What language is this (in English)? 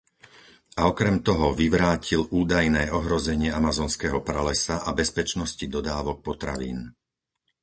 Slovak